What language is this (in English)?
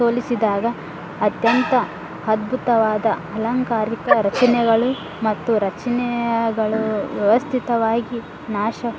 Kannada